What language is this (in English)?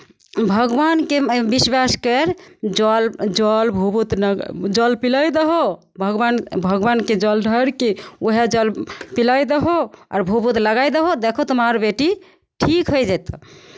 Maithili